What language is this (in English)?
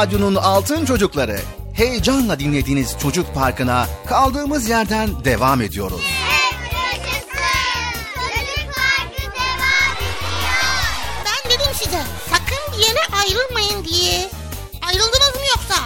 Turkish